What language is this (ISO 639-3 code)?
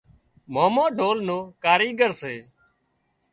kxp